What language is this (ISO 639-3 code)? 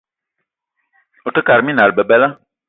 eto